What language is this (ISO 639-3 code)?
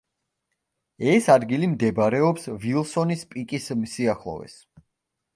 kat